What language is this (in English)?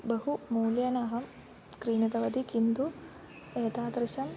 Sanskrit